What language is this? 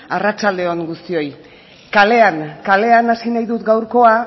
Basque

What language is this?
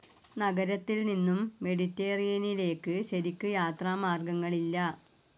Malayalam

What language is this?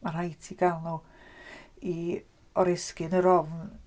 Welsh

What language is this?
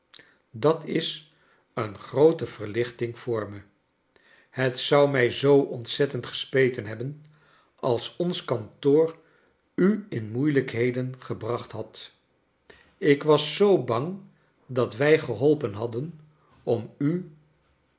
Dutch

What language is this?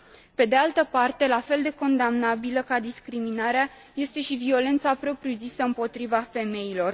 Romanian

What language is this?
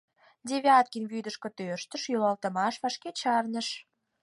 Mari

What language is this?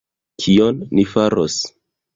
Esperanto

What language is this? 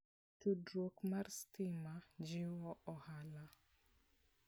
Luo (Kenya and Tanzania)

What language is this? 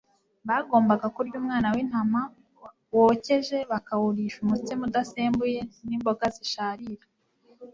Kinyarwanda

